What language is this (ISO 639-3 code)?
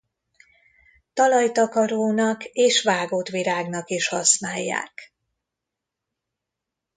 hun